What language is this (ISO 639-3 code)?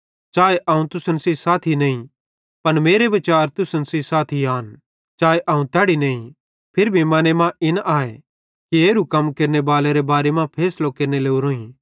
bhd